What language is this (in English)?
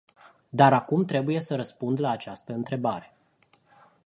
Romanian